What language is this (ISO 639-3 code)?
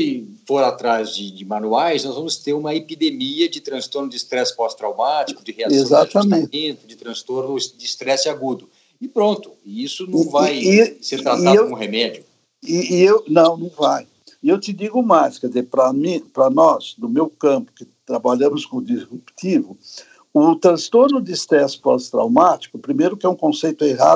por